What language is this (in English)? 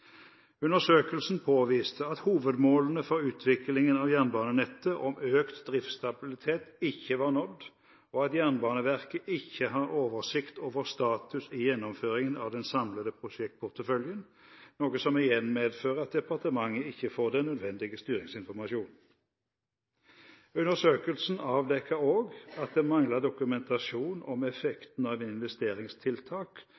Norwegian Bokmål